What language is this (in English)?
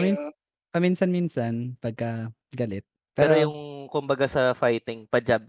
Filipino